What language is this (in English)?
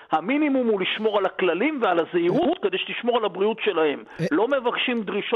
Hebrew